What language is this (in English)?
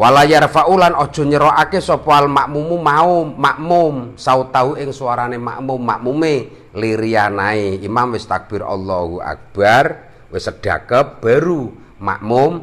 Indonesian